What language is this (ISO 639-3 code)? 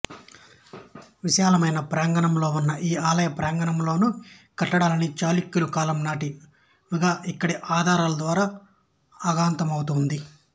tel